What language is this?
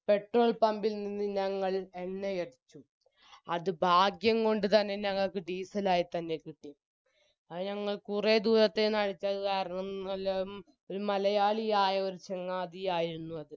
Malayalam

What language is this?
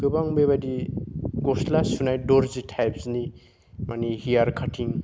Bodo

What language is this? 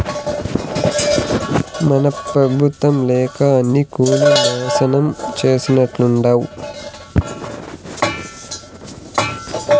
Telugu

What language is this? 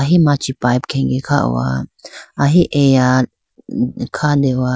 Idu-Mishmi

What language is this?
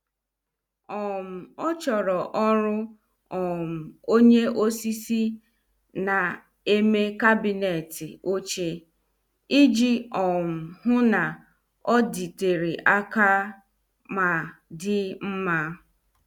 Igbo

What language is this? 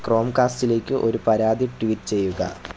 Malayalam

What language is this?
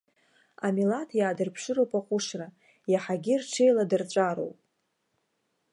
Abkhazian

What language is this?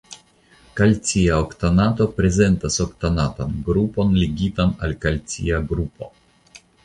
Esperanto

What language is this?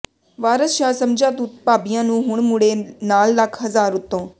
Punjabi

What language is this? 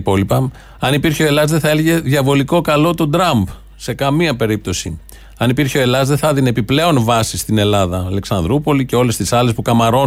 Greek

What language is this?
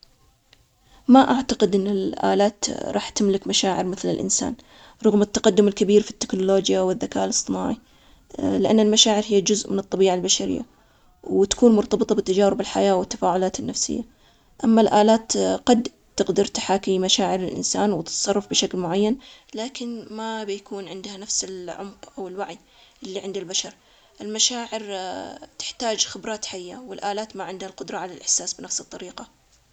Omani Arabic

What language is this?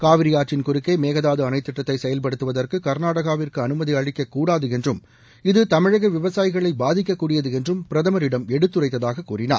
Tamil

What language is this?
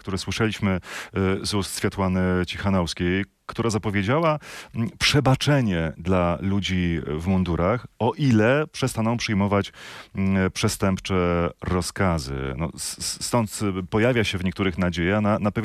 Polish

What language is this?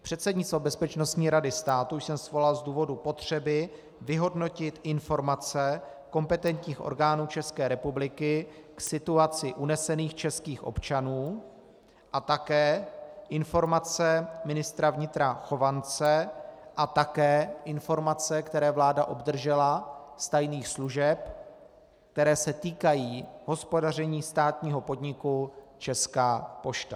Czech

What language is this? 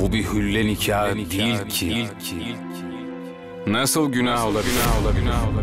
Turkish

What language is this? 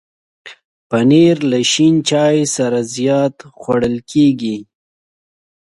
Pashto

